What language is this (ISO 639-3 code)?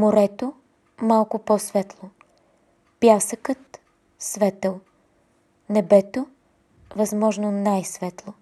bul